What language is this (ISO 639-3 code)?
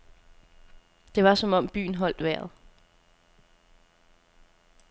dan